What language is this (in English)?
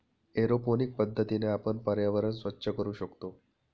Marathi